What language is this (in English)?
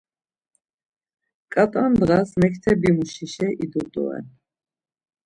Laz